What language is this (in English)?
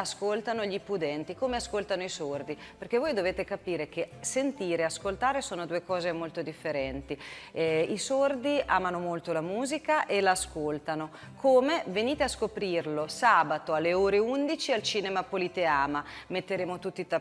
Italian